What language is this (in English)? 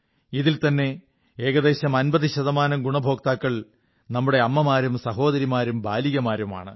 Malayalam